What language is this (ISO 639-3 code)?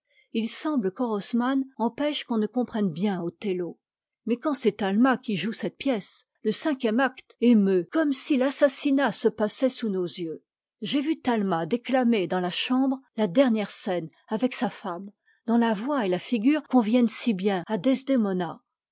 fra